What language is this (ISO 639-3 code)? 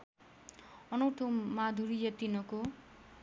nep